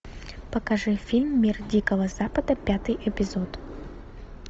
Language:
Russian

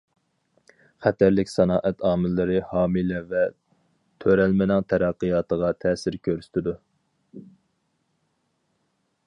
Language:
Uyghur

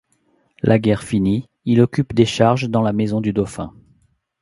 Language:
French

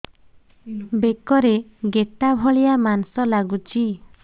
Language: Odia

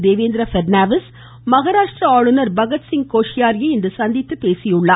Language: Tamil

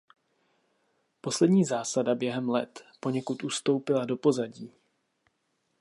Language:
Czech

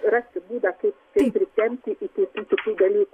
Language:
Lithuanian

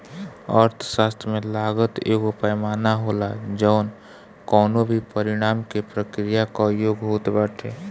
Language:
Bhojpuri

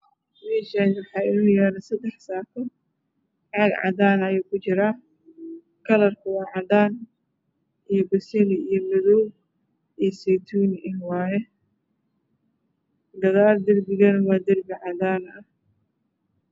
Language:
Somali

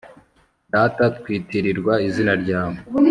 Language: Kinyarwanda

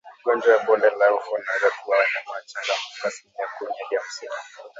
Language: Swahili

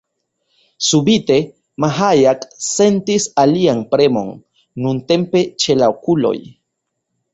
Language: Esperanto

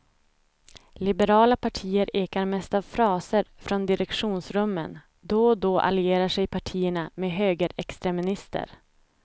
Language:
Swedish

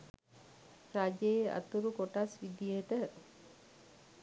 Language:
Sinhala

